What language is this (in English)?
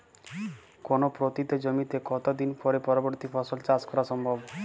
Bangla